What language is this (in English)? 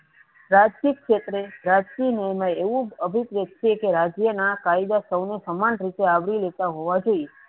Gujarati